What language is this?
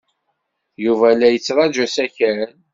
Kabyle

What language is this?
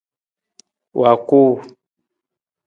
Nawdm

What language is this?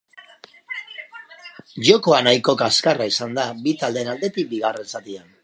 Basque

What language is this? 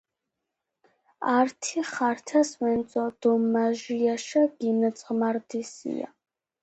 Georgian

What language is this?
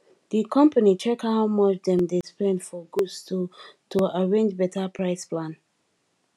Nigerian Pidgin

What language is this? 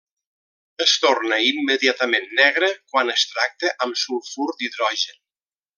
Catalan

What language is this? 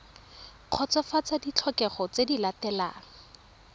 Tswana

